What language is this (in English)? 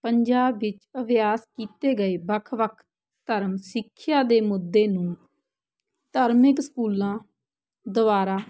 Punjabi